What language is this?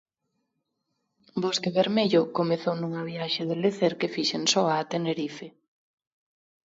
Galician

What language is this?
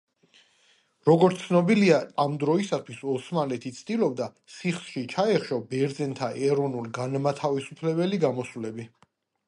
Georgian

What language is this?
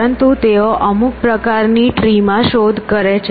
Gujarati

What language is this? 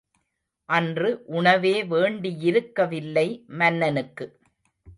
Tamil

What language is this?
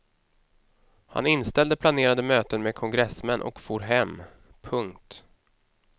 Swedish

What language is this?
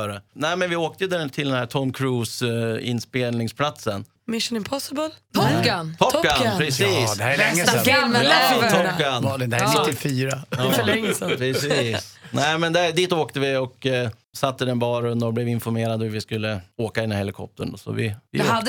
Swedish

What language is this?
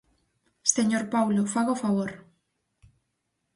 Galician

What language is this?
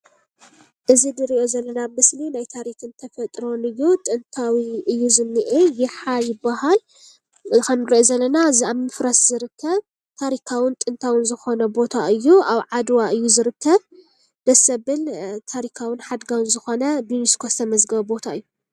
Tigrinya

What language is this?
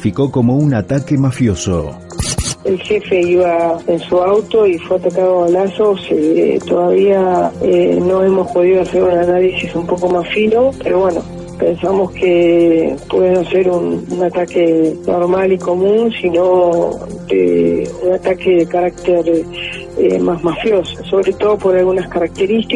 Spanish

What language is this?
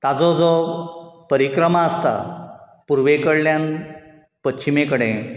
Konkani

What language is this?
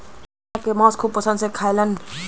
Bhojpuri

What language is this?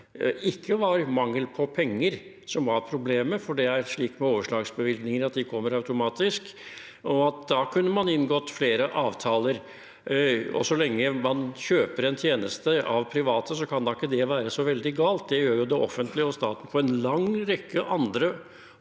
Norwegian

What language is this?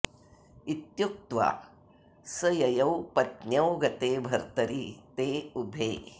Sanskrit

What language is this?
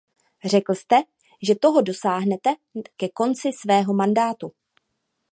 Czech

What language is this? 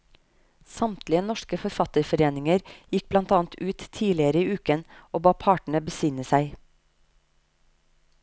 Norwegian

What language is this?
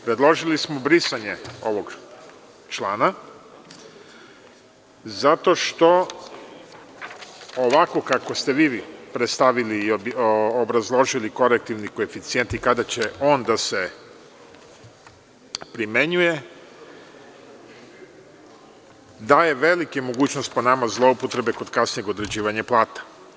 Serbian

